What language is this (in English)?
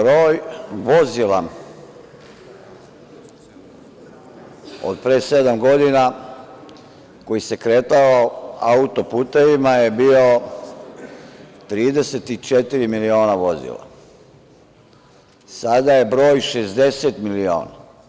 Serbian